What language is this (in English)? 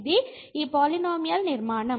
Telugu